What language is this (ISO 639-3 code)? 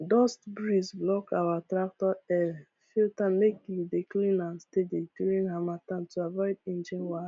pcm